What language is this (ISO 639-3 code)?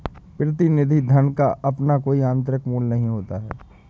hin